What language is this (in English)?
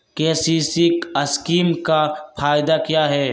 Magahi